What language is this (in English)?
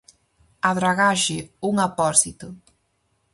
Galician